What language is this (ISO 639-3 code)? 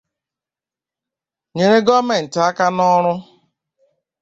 ibo